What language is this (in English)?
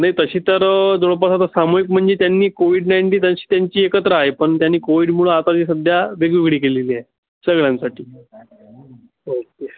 Marathi